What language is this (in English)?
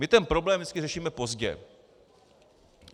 Czech